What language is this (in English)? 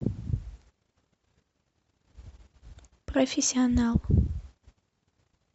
Russian